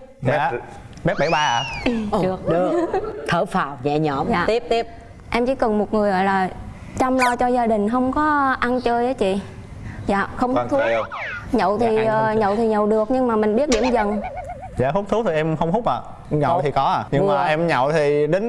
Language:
Vietnamese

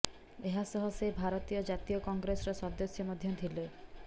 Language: Odia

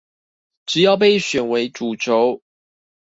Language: Chinese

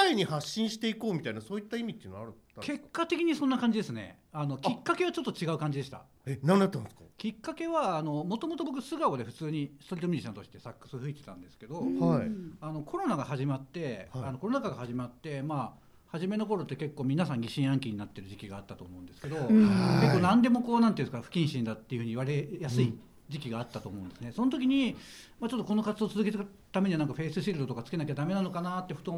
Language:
Japanese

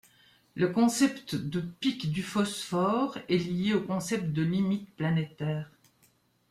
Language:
French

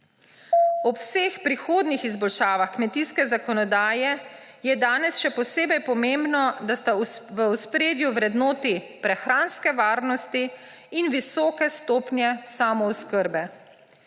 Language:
Slovenian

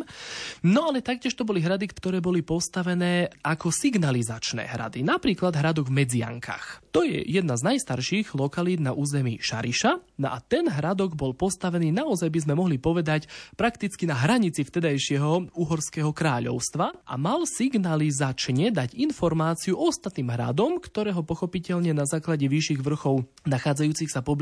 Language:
Slovak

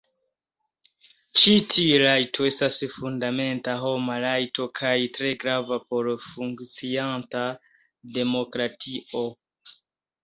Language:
Esperanto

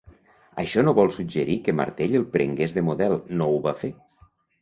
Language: Catalan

